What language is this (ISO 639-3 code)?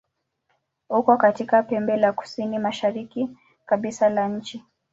swa